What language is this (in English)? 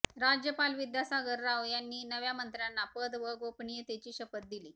Marathi